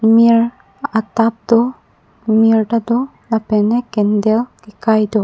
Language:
Karbi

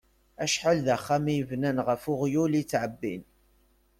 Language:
Kabyle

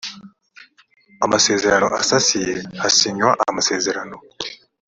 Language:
Kinyarwanda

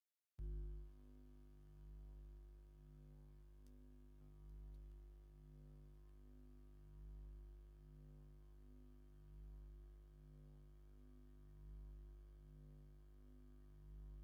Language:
Tigrinya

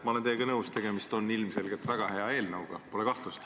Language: Estonian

